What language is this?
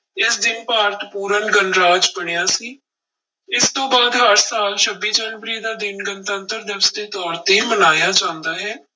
Punjabi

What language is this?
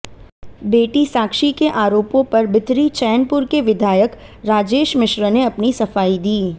Hindi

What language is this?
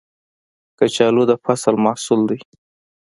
Pashto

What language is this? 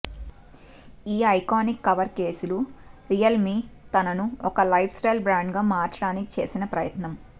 Telugu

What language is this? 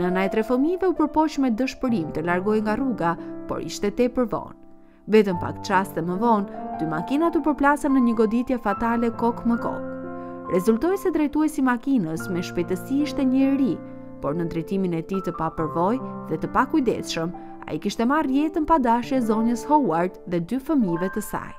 Romanian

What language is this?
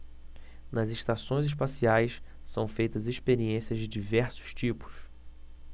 Portuguese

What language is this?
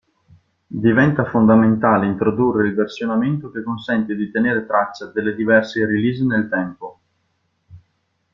Italian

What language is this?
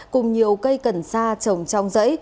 Vietnamese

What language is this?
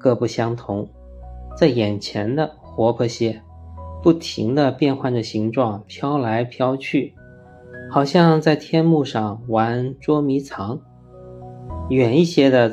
Chinese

